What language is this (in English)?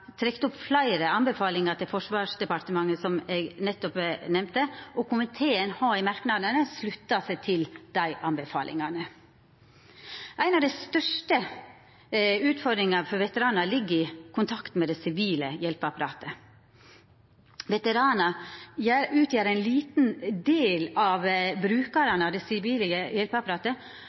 Norwegian Nynorsk